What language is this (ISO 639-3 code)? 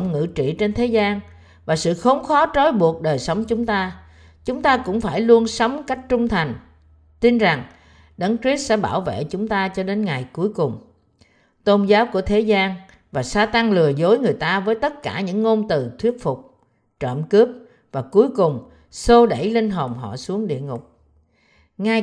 vie